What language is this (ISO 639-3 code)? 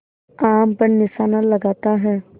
hin